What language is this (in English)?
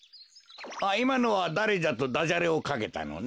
Japanese